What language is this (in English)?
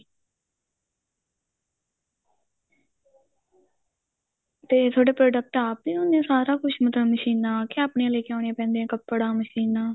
Punjabi